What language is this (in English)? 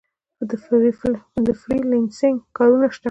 Pashto